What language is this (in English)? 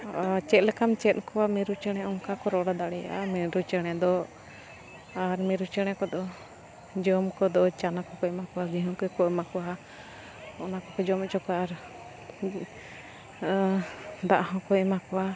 Santali